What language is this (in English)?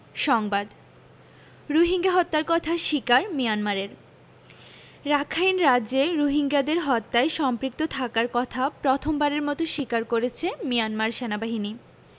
Bangla